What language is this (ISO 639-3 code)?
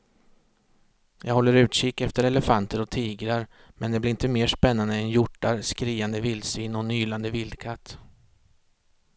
swe